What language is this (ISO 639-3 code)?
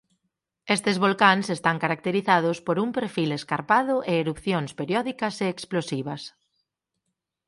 glg